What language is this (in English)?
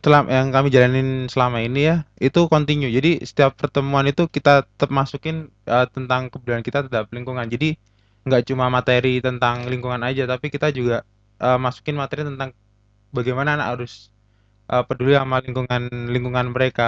Indonesian